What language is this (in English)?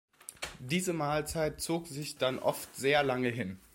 German